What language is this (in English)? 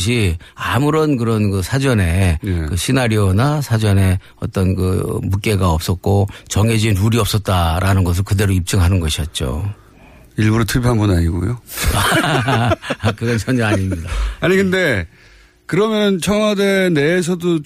Korean